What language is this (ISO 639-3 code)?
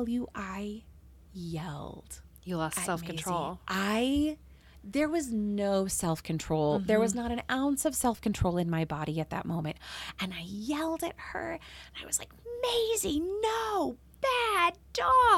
eng